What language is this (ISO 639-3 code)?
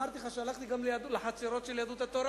heb